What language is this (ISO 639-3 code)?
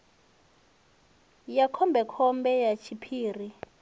ven